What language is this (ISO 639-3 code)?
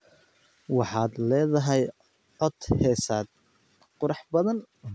som